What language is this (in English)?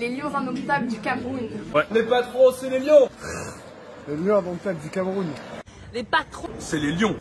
French